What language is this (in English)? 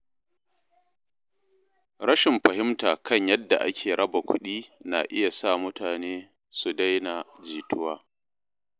Hausa